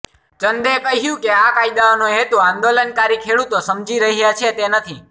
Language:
Gujarati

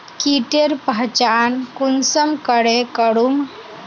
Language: Magahi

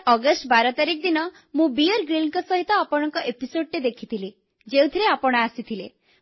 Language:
Odia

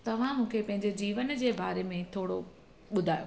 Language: Sindhi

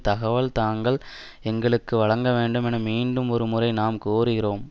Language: Tamil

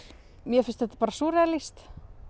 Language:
Icelandic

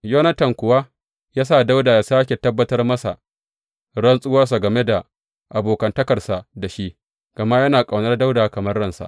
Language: Hausa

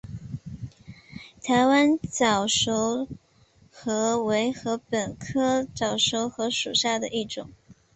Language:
Chinese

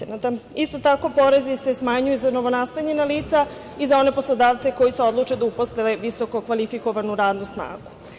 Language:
Serbian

